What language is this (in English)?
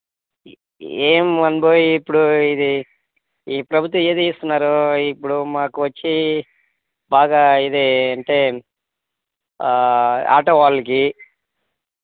Telugu